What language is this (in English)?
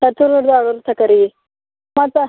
Kannada